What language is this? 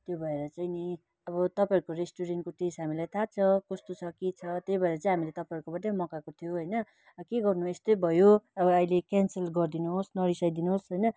Nepali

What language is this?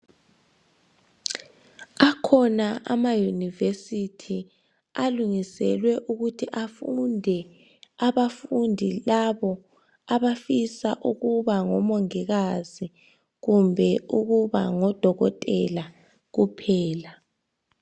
North Ndebele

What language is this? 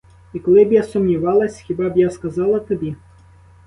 Ukrainian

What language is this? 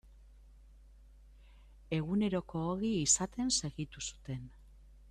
Basque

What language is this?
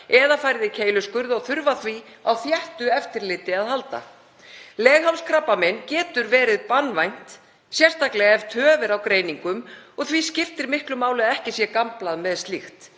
Icelandic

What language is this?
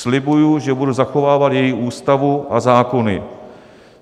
Czech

